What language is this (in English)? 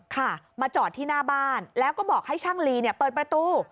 Thai